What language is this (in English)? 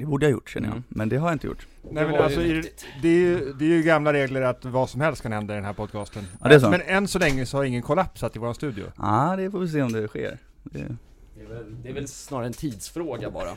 Swedish